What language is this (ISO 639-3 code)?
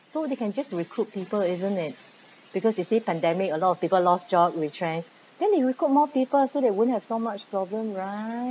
eng